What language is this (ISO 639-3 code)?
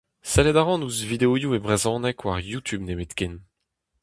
bre